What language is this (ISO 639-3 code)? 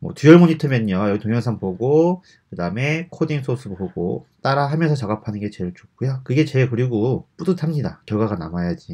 kor